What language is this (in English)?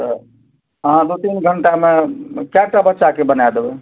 Maithili